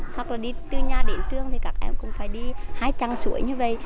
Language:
Vietnamese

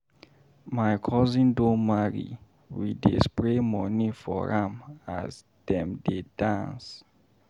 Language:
Nigerian Pidgin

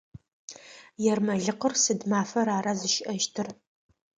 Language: Adyghe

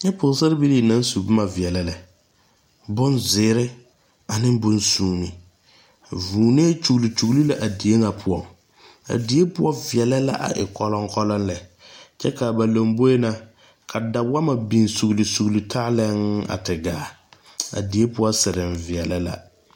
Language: Southern Dagaare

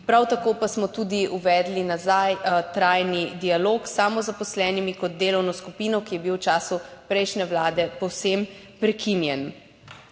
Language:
Slovenian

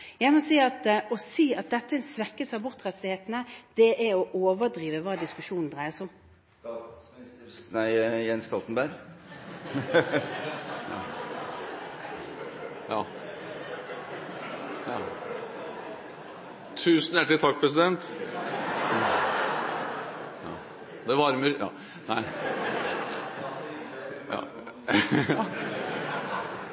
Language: Norwegian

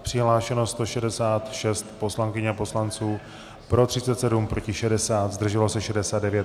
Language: Czech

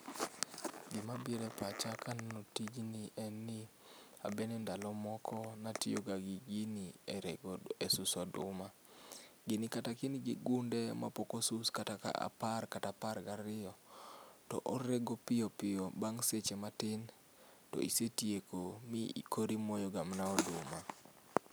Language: Luo (Kenya and Tanzania)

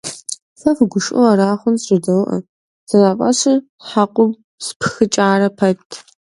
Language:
Kabardian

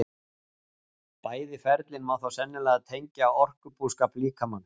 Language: Icelandic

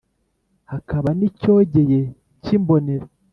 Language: Kinyarwanda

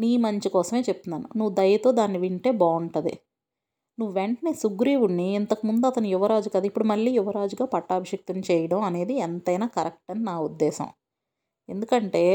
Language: Telugu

